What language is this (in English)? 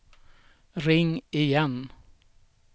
Swedish